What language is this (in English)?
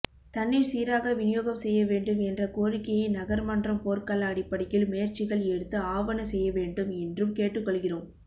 Tamil